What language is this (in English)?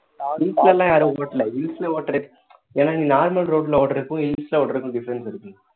Tamil